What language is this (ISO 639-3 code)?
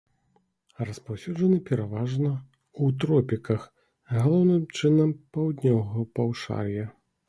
bel